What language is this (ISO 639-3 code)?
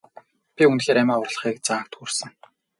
mon